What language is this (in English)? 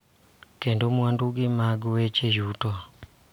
Luo (Kenya and Tanzania)